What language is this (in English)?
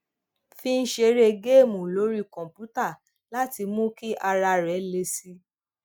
Yoruba